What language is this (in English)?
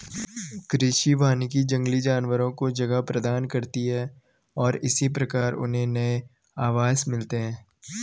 Hindi